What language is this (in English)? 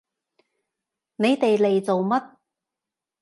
Cantonese